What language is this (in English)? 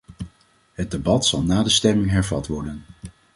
Dutch